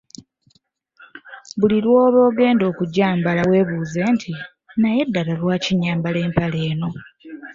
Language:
Ganda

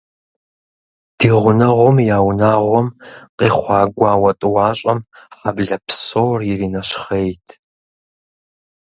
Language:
Kabardian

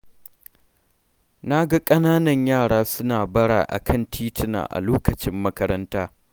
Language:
Hausa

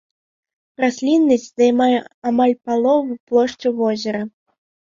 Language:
Belarusian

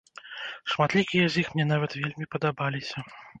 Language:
Belarusian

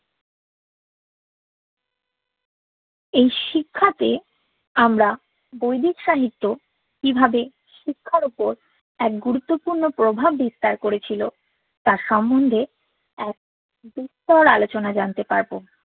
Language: Bangla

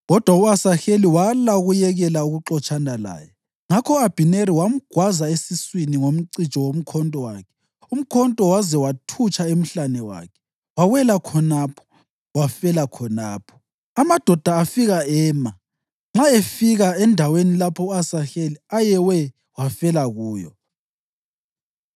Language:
North Ndebele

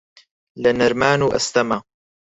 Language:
Central Kurdish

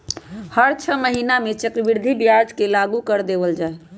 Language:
Magahi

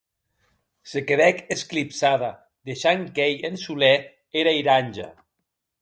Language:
Occitan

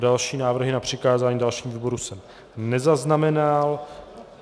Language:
Czech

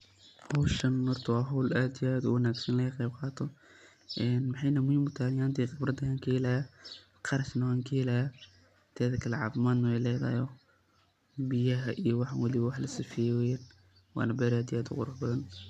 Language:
Somali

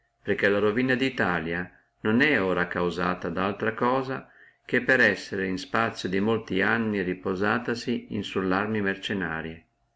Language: Italian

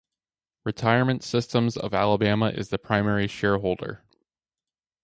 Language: English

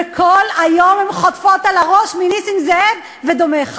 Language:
Hebrew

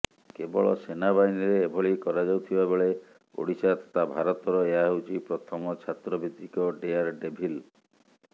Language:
Odia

